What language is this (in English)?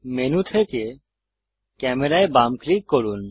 Bangla